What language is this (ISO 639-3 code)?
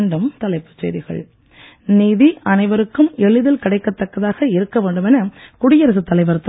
tam